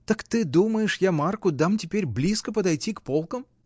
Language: Russian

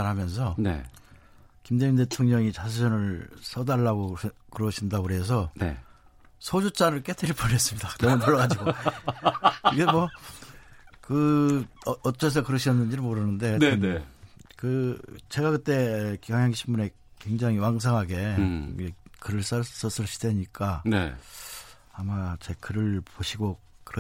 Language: Korean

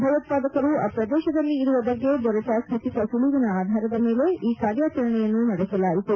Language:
Kannada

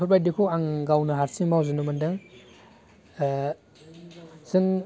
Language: Bodo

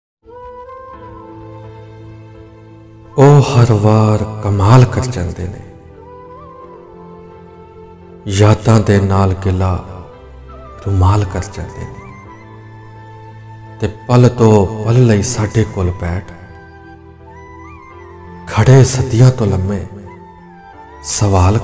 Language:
Punjabi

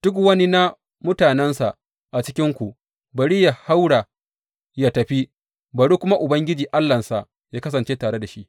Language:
Hausa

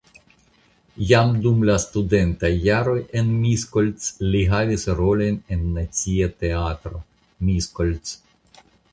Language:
Esperanto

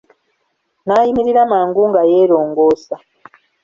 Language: Ganda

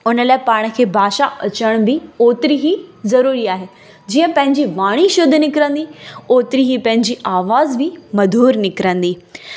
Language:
Sindhi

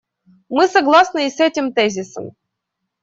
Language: Russian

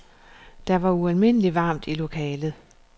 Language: Danish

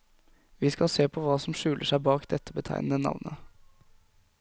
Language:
Norwegian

